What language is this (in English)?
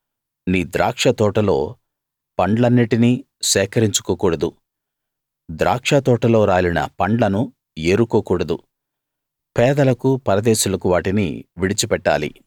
Telugu